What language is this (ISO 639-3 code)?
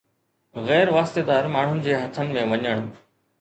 snd